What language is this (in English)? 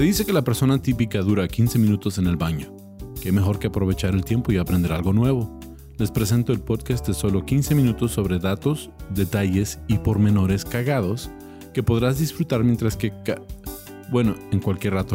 Spanish